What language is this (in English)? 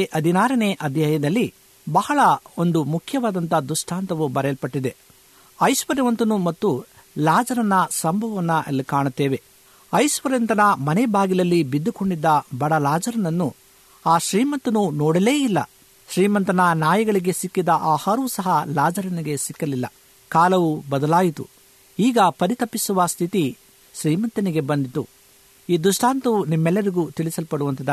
Kannada